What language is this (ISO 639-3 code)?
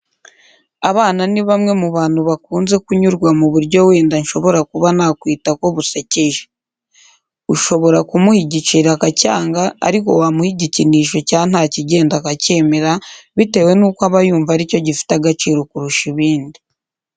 kin